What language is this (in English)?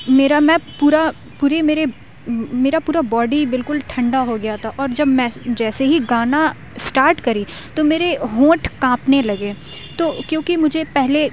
Urdu